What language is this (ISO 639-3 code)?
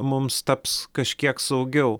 lit